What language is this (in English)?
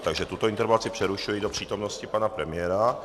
Czech